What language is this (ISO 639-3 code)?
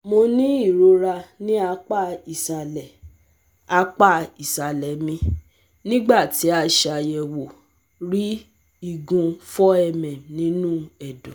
yor